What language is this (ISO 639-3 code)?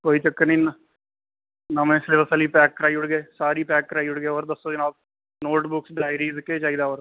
doi